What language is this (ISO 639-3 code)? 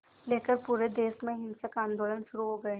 hin